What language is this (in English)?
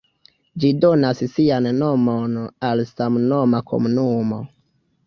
Esperanto